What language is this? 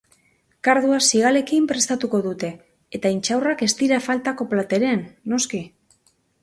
Basque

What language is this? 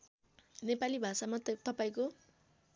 Nepali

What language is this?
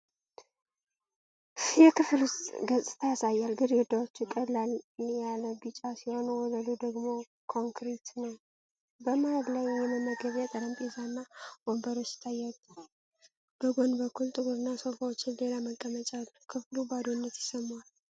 Amharic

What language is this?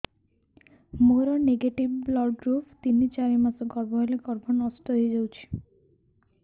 Odia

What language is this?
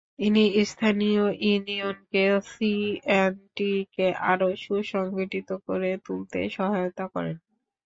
Bangla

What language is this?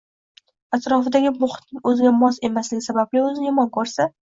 Uzbek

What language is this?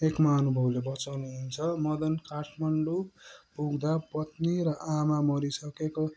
Nepali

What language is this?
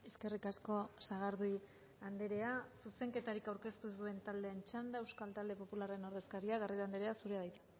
Basque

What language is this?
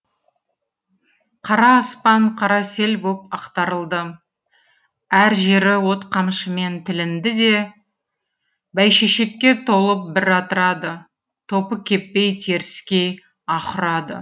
Kazakh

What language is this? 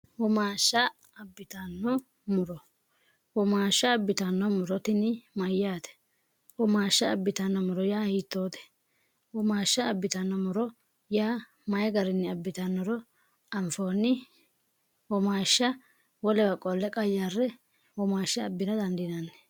Sidamo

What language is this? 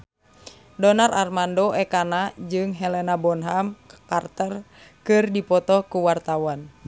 Sundanese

